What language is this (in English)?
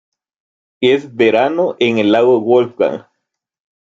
Spanish